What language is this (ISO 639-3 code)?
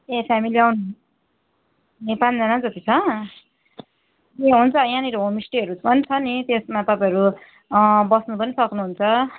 nep